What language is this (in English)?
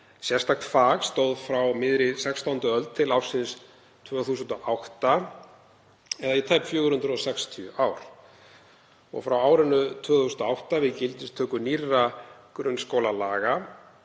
Icelandic